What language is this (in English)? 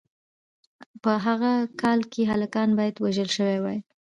Pashto